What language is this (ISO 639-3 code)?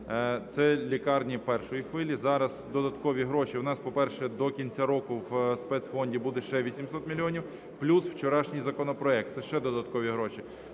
ukr